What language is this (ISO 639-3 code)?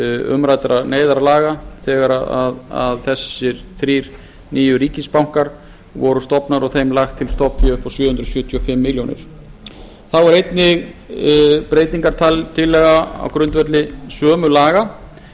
isl